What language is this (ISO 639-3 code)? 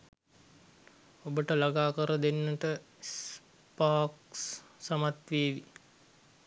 sin